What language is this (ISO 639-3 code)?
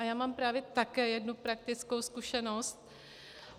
ces